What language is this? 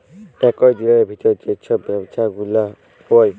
Bangla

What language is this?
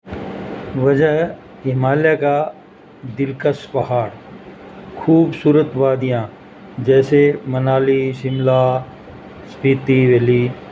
Urdu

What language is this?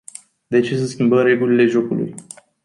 Romanian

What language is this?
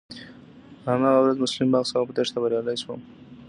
Pashto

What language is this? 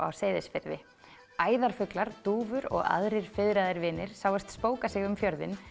Icelandic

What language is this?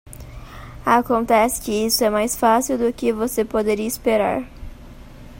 Portuguese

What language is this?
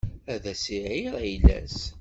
Kabyle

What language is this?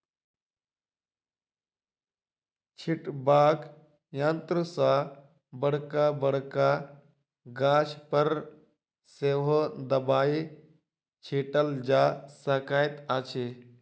Maithili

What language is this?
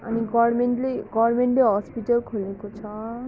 Nepali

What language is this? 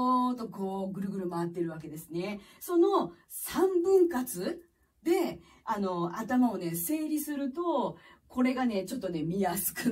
Japanese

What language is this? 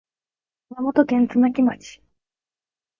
Japanese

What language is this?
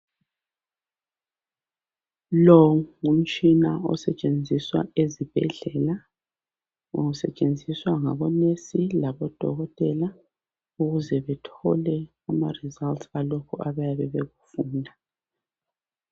North Ndebele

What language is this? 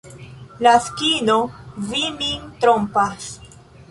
Esperanto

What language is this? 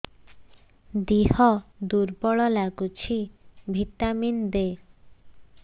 Odia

